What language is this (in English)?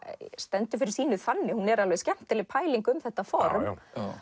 Icelandic